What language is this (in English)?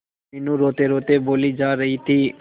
Hindi